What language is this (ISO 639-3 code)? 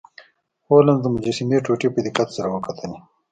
pus